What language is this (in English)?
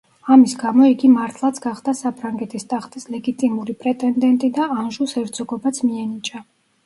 Georgian